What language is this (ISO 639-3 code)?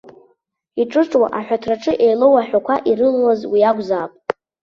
abk